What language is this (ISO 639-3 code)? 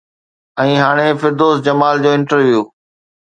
snd